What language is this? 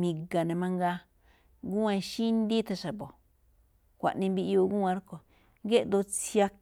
Malinaltepec Me'phaa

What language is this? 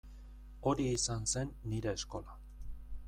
Basque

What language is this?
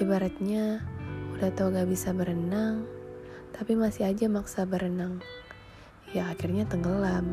Indonesian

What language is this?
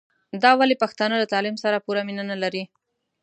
Pashto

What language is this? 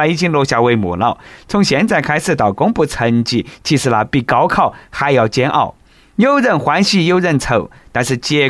Chinese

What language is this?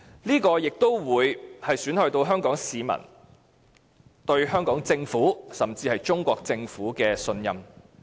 Cantonese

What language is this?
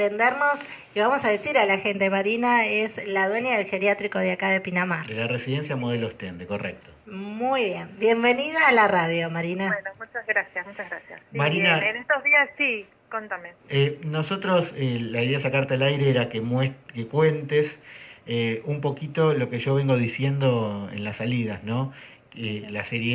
Spanish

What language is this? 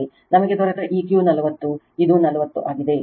Kannada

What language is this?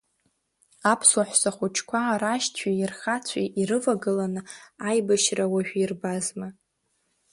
Abkhazian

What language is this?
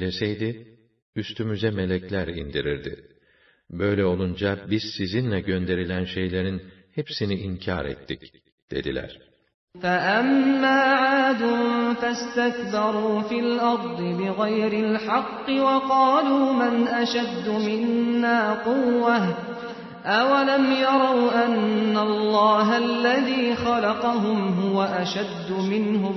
Turkish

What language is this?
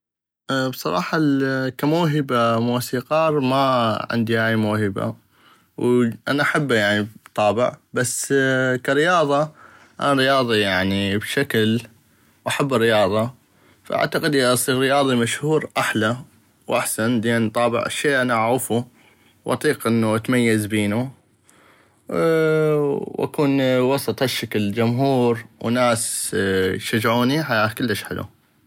North Mesopotamian Arabic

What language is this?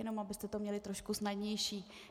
Czech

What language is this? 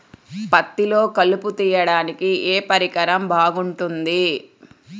Telugu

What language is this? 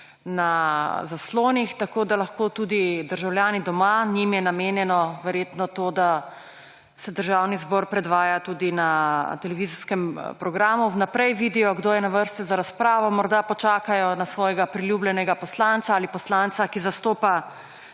Slovenian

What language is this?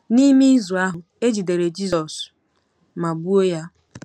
Igbo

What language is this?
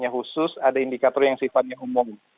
Indonesian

